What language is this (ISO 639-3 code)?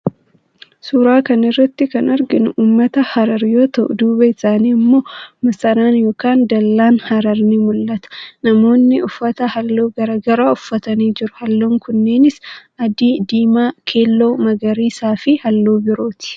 orm